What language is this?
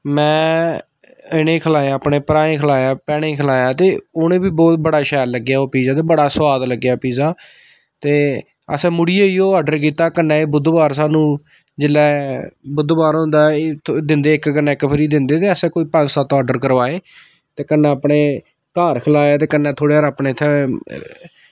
Dogri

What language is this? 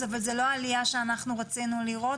Hebrew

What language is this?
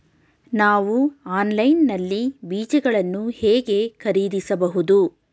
Kannada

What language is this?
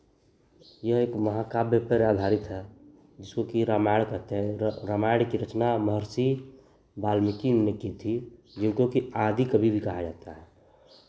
Hindi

